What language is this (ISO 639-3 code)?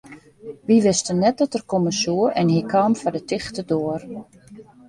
fry